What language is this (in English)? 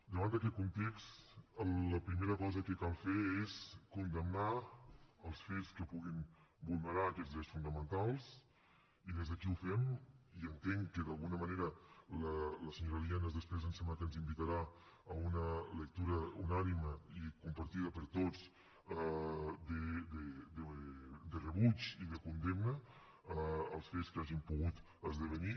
Catalan